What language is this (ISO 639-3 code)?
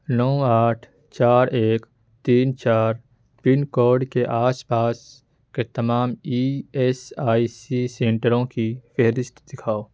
urd